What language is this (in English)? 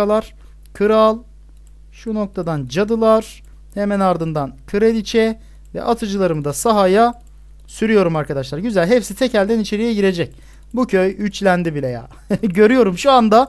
Turkish